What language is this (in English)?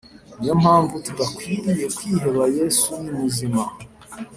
Kinyarwanda